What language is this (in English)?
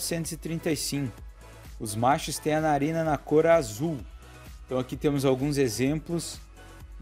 Portuguese